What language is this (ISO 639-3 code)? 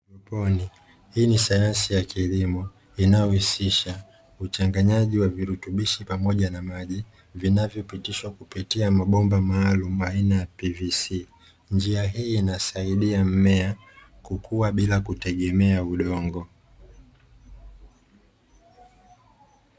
swa